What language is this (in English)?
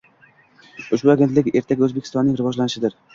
Uzbek